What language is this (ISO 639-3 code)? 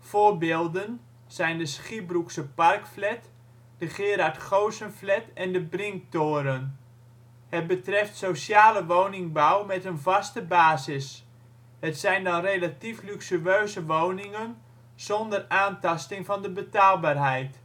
nld